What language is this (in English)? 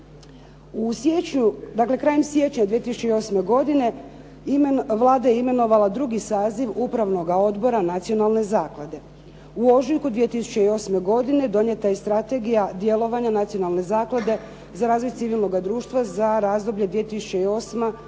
Croatian